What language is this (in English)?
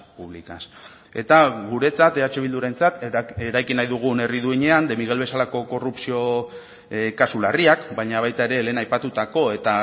Basque